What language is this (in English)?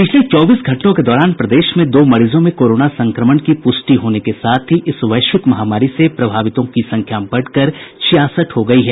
Hindi